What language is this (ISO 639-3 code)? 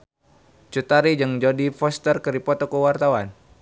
sun